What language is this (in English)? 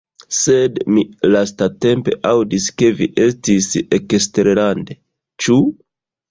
Esperanto